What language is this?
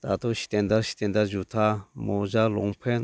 Bodo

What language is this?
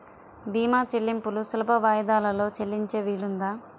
Telugu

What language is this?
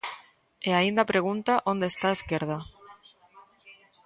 Galician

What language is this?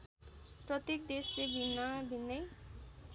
Nepali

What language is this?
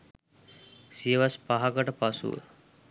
Sinhala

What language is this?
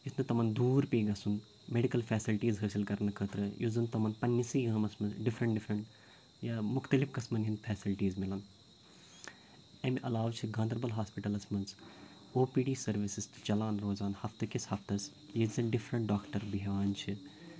Kashmiri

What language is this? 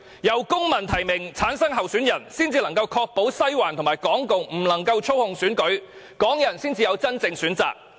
Cantonese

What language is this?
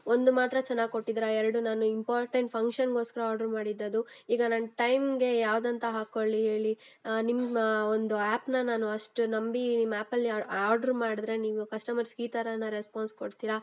Kannada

